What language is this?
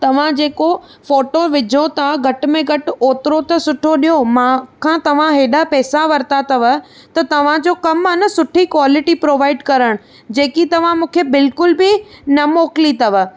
Sindhi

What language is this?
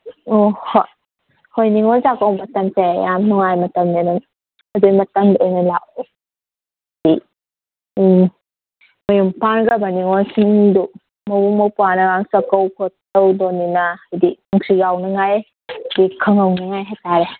Manipuri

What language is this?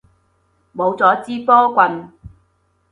Cantonese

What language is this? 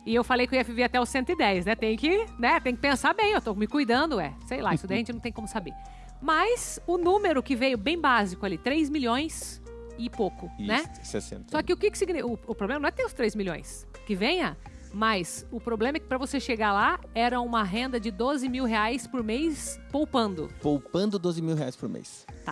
Portuguese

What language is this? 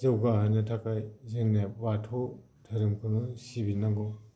Bodo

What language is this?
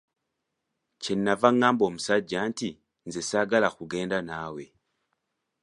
Ganda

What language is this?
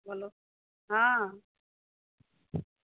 Maithili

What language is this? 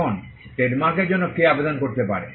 Bangla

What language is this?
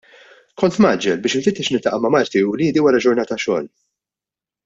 Maltese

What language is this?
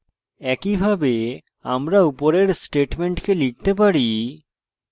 Bangla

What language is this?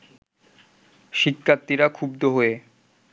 Bangla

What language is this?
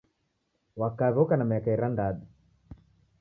Taita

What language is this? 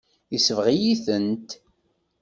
Kabyle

